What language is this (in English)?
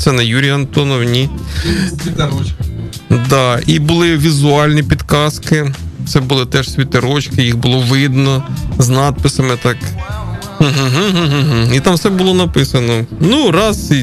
Ukrainian